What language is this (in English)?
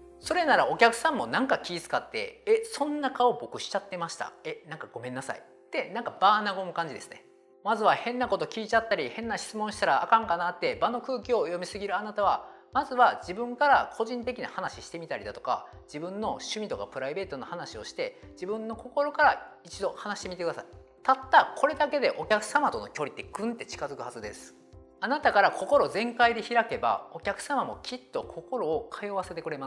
Japanese